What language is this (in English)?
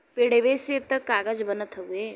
Bhojpuri